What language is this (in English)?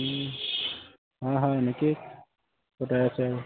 Assamese